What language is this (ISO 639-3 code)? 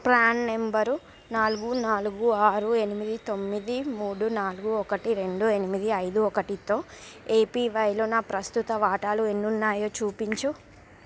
tel